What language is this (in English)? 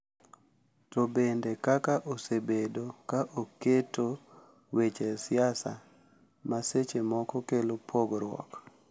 Luo (Kenya and Tanzania)